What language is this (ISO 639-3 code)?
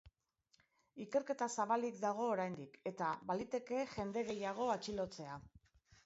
eus